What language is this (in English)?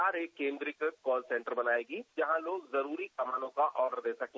Hindi